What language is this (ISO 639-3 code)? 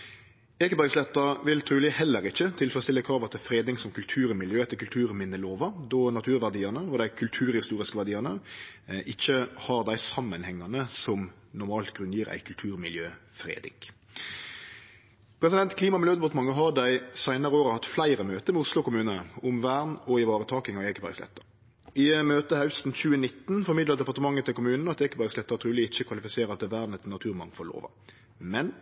nno